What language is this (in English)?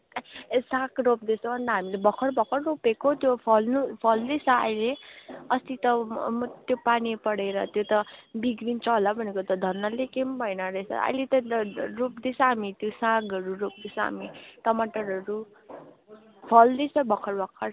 Nepali